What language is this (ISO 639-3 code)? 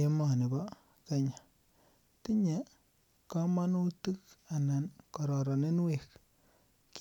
kln